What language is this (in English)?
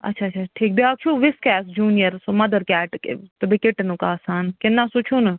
Kashmiri